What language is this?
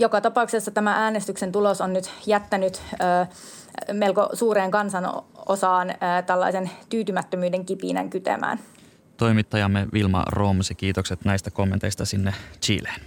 Finnish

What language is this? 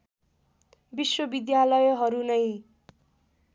Nepali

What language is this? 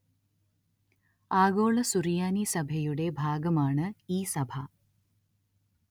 Malayalam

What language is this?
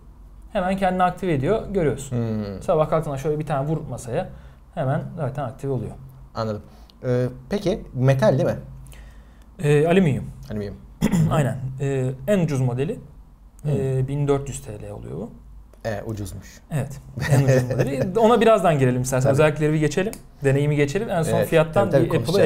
Turkish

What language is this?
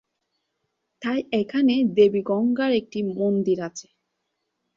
Bangla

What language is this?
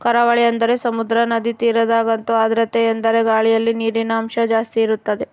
Kannada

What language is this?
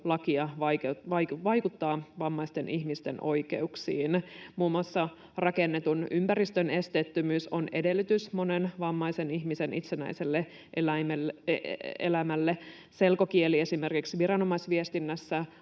Finnish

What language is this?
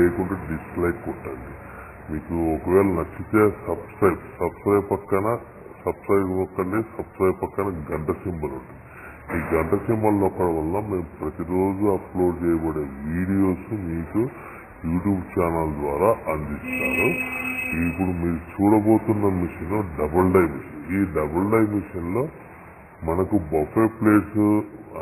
Dutch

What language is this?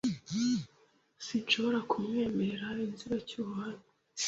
Kinyarwanda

